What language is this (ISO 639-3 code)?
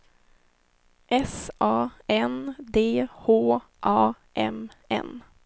swe